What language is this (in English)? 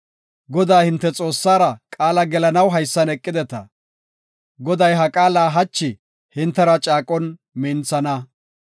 Gofa